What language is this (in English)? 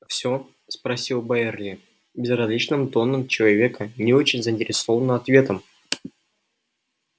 Russian